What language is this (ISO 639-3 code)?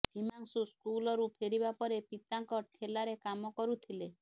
ori